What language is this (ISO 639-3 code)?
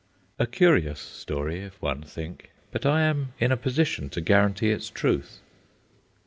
eng